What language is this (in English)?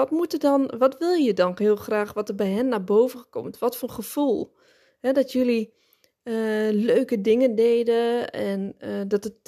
Dutch